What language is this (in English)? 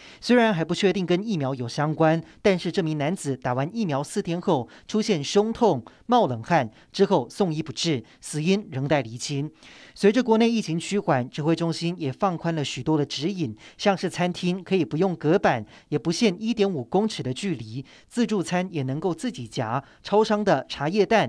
Chinese